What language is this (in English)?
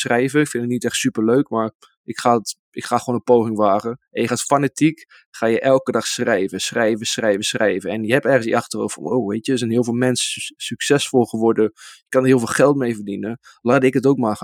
Dutch